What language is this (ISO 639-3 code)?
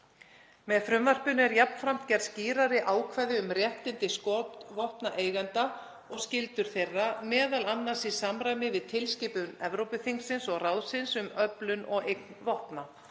isl